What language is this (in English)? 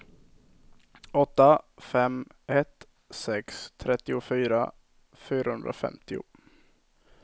Swedish